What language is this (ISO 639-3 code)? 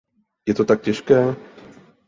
ces